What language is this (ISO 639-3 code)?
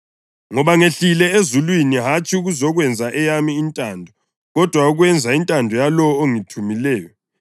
nde